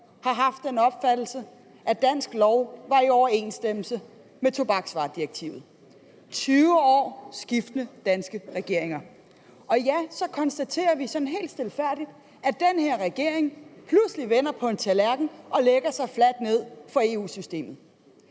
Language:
Danish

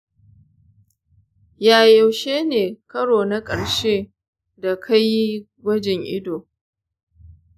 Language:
Hausa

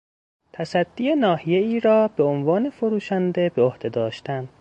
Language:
Persian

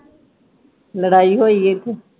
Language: Punjabi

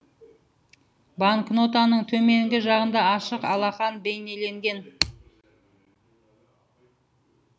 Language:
Kazakh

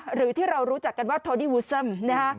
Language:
Thai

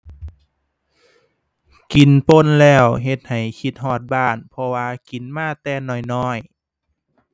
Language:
Thai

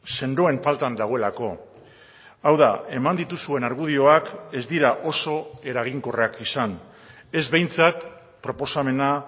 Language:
Basque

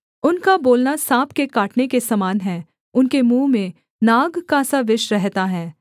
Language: Hindi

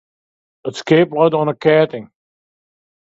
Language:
Western Frisian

